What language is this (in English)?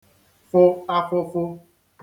Igbo